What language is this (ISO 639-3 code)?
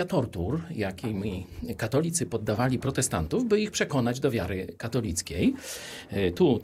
pol